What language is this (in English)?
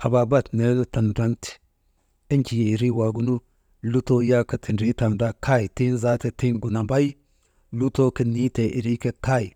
Maba